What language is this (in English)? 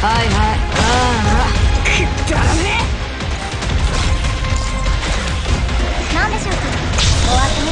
Japanese